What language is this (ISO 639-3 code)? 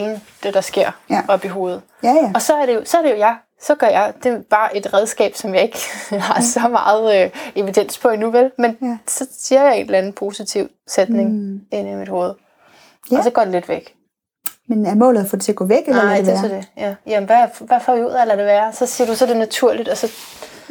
dan